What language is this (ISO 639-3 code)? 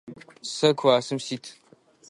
ady